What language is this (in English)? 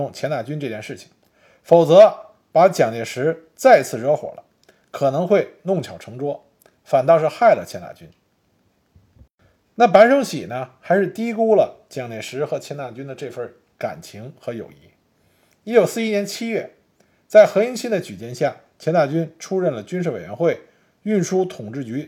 Chinese